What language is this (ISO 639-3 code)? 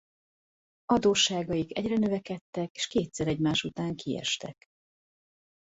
hun